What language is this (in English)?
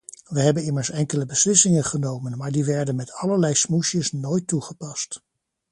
Dutch